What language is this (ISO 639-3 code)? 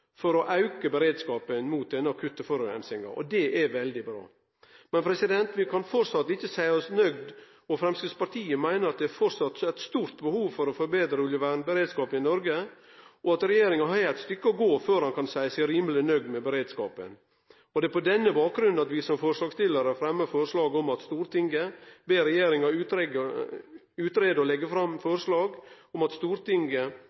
nno